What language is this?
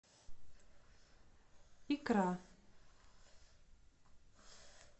Russian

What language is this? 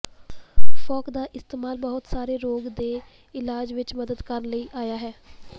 Punjabi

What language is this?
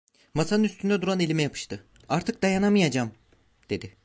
Turkish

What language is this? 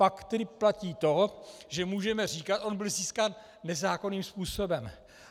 Czech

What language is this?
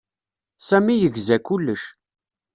Kabyle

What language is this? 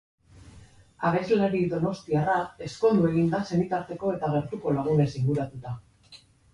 Basque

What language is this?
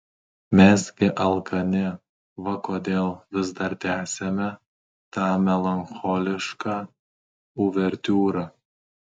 Lithuanian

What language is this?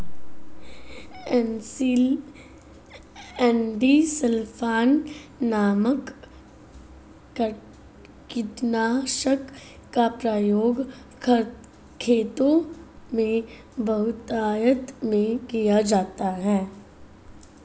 Hindi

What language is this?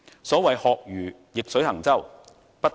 Cantonese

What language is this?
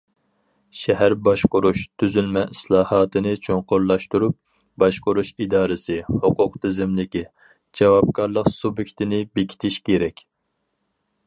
Uyghur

